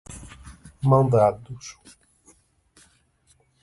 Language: Portuguese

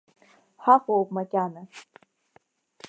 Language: Abkhazian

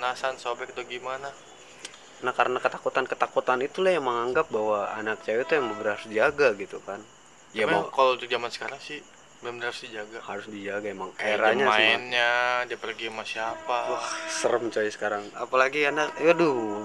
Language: Indonesian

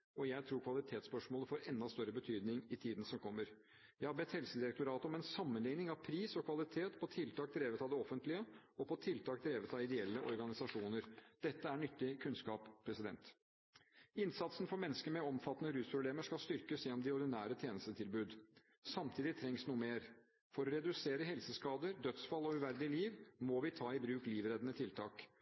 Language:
Norwegian Bokmål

